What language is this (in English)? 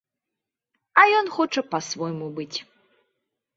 Belarusian